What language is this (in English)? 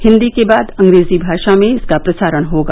Hindi